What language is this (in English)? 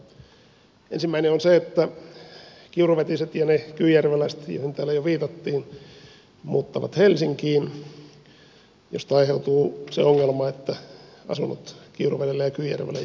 Finnish